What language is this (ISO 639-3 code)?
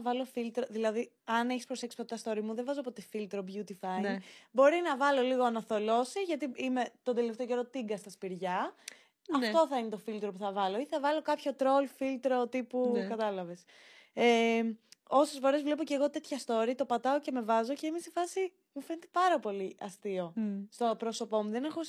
ell